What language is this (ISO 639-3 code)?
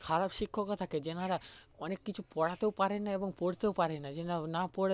ben